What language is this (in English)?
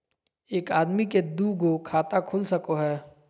Magahi